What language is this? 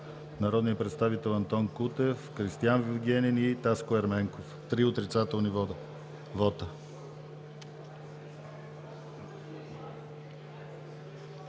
Bulgarian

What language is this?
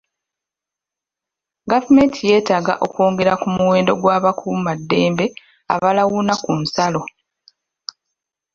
Ganda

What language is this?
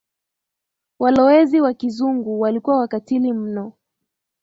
Swahili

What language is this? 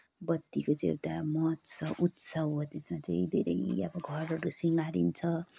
Nepali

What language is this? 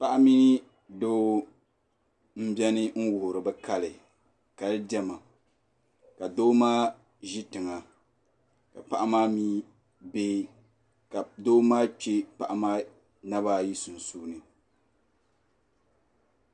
Dagbani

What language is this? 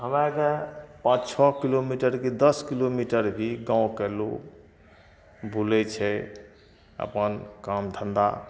Maithili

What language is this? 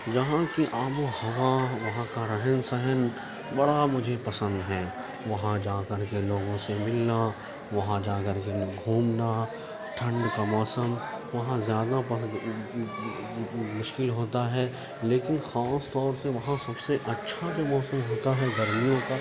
Urdu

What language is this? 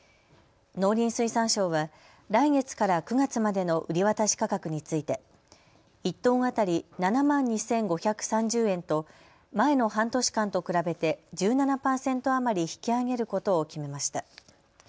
Japanese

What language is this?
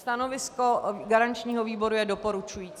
Czech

